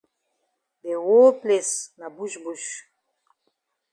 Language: Cameroon Pidgin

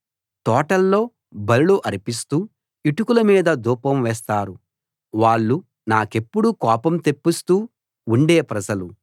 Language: Telugu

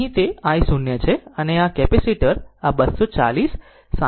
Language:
Gujarati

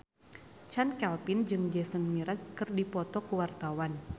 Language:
Sundanese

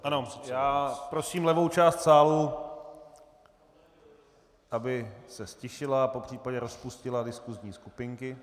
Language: Czech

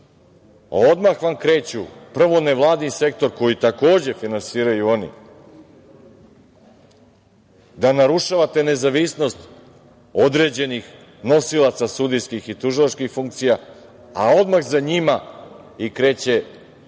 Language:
Serbian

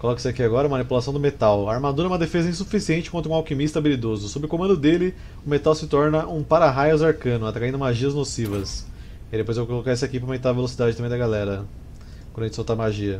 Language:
Portuguese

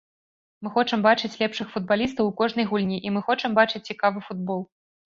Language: Belarusian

